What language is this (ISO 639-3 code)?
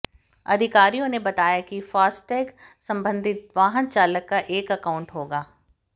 hin